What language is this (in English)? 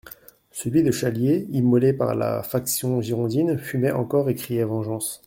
French